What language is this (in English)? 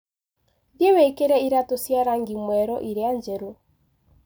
Kikuyu